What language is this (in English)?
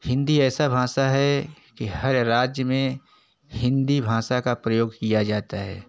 Hindi